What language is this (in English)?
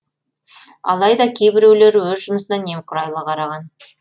Kazakh